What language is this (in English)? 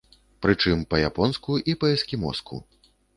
Belarusian